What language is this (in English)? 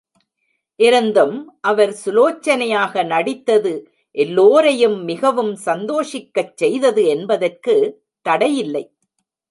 Tamil